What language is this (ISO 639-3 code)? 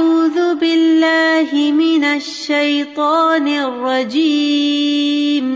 urd